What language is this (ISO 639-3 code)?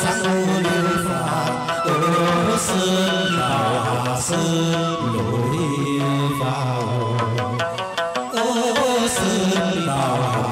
tha